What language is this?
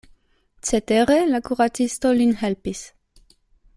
Esperanto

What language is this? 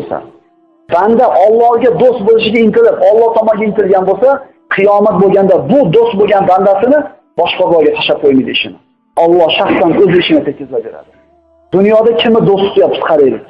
Turkish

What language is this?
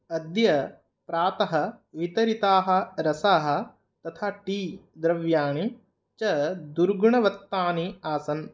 Sanskrit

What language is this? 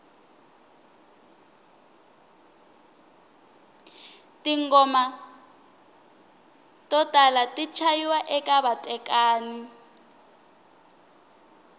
Tsonga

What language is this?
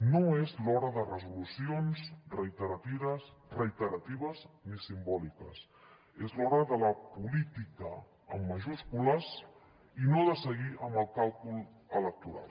Catalan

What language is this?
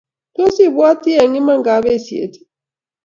Kalenjin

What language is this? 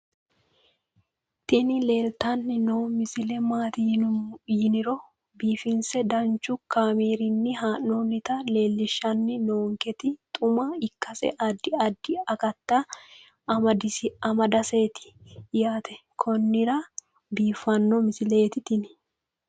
Sidamo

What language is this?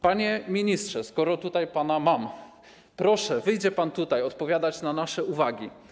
Polish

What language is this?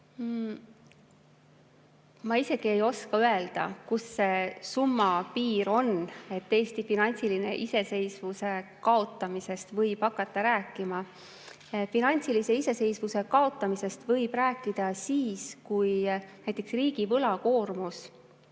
Estonian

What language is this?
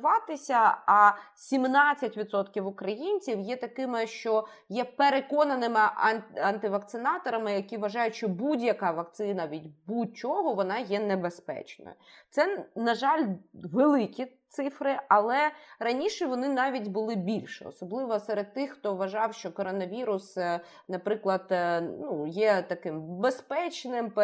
Ukrainian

